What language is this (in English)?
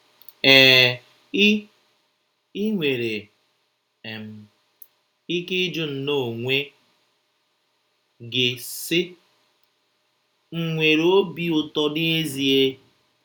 Igbo